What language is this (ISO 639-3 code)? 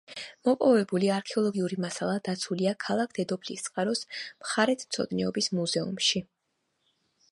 kat